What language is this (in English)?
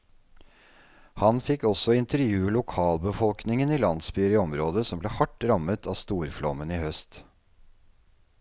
Norwegian